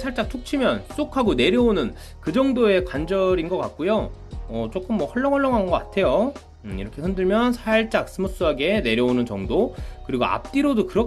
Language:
Korean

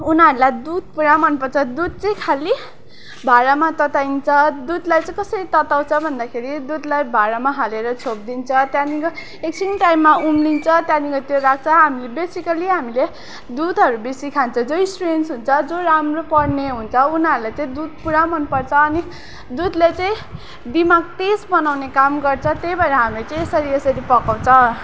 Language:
Nepali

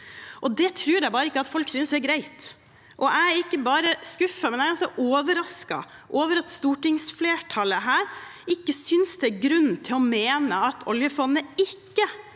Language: Norwegian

